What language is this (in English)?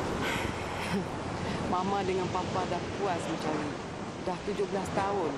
Malay